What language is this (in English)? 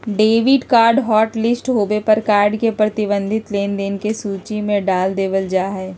Magahi